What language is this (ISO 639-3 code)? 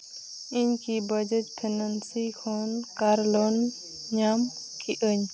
sat